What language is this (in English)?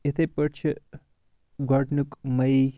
Kashmiri